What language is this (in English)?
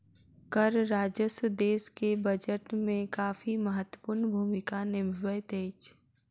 Maithili